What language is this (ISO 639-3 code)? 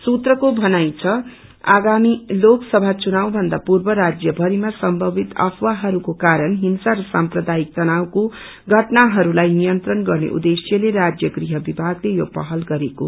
nep